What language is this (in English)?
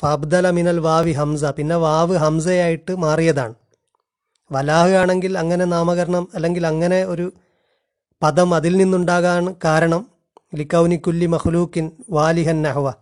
Malayalam